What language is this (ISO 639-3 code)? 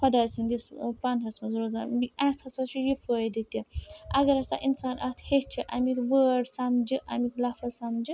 kas